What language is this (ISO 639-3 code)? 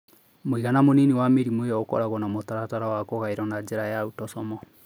kik